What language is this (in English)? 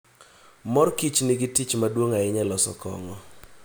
Luo (Kenya and Tanzania)